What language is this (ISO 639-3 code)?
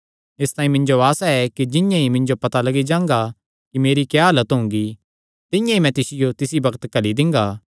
xnr